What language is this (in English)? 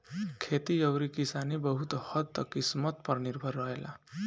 Bhojpuri